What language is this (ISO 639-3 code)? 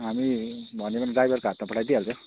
nep